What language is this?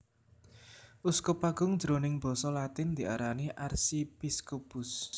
Javanese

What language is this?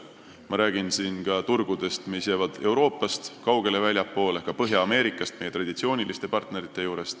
Estonian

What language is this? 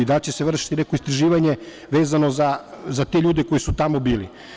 Serbian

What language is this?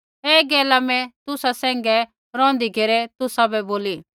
Kullu Pahari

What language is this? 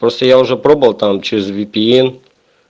Russian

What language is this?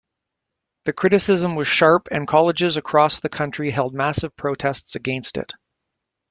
English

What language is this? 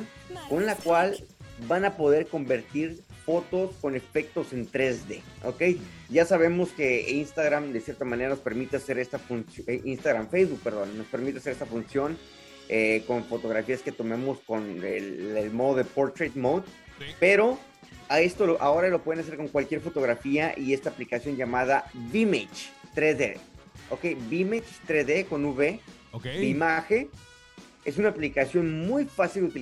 Spanish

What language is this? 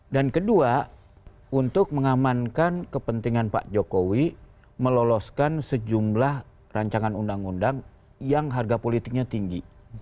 Indonesian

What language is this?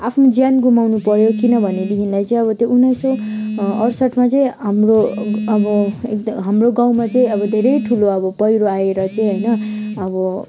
Nepali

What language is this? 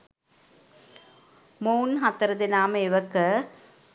Sinhala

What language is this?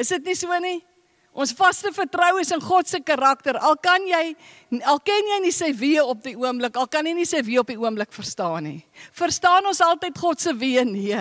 Dutch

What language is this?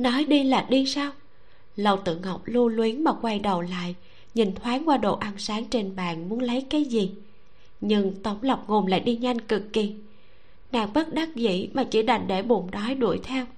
Vietnamese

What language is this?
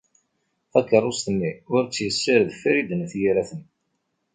Kabyle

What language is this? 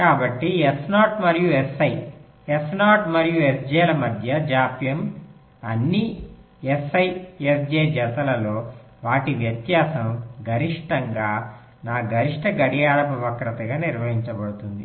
Telugu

